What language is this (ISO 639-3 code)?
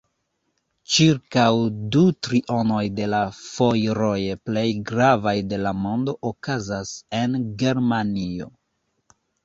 epo